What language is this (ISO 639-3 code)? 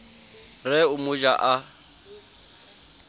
sot